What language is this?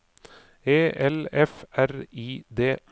Norwegian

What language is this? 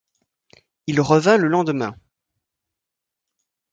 French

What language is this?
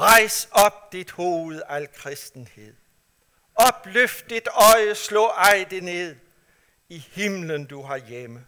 Danish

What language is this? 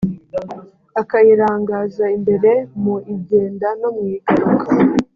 Kinyarwanda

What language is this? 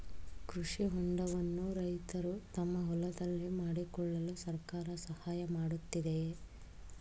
Kannada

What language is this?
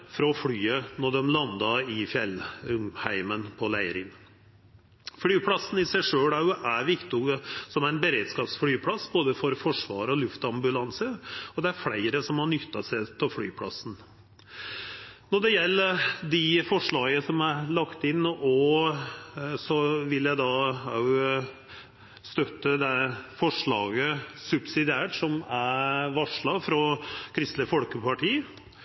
Norwegian Nynorsk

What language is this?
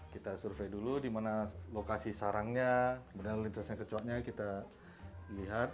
Indonesian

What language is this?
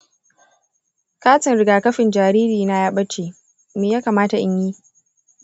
Hausa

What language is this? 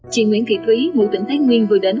Vietnamese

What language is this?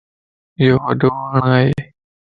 Lasi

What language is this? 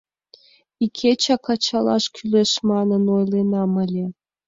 Mari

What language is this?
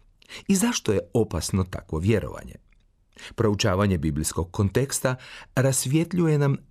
Croatian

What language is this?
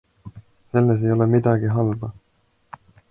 Estonian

